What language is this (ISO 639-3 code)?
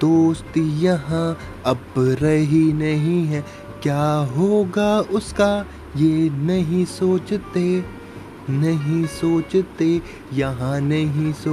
hin